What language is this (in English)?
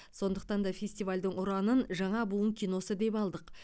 Kazakh